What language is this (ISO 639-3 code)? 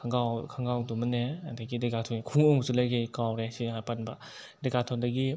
mni